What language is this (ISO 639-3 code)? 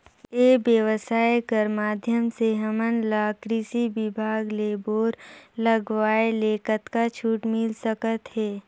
hne